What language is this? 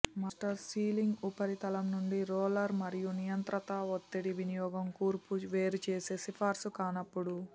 Telugu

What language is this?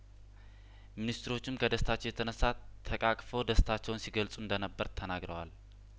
Amharic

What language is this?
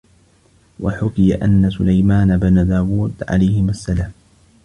Arabic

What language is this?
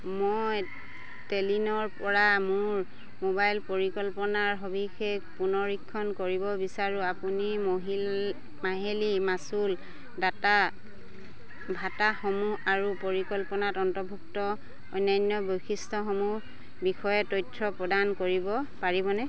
Assamese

